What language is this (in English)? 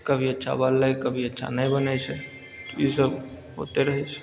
Maithili